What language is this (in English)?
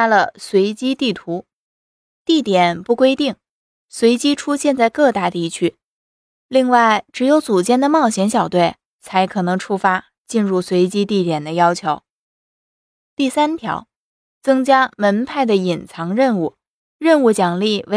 Chinese